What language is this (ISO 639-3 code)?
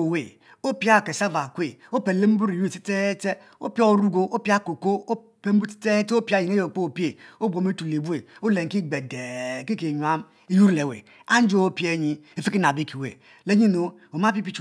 mfo